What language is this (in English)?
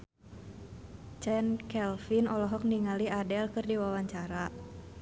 Sundanese